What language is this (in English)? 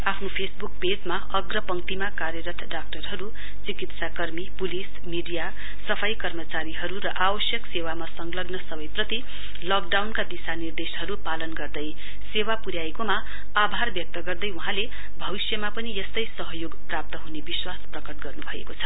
Nepali